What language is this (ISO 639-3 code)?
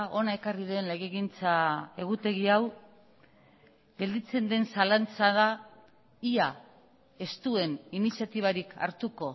eus